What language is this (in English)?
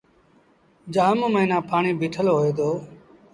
Sindhi Bhil